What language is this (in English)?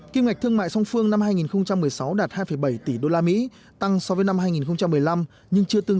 Vietnamese